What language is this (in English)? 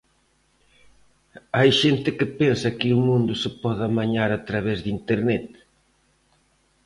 Galician